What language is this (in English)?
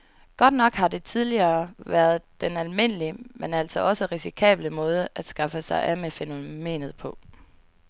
Danish